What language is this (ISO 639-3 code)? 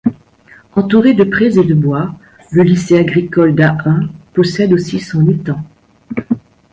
fra